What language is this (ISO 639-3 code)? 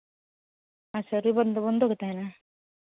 sat